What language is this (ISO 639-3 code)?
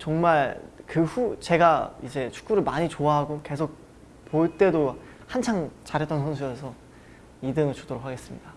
kor